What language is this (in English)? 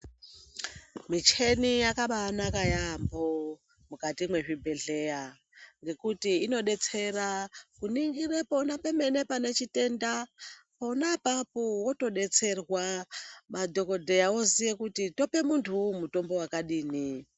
Ndau